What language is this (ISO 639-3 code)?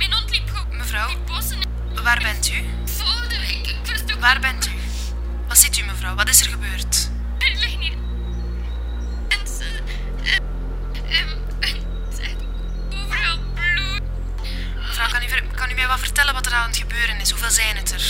nld